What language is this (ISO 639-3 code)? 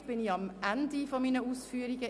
gsw